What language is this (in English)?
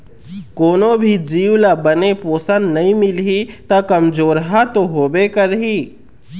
Chhattisgarhi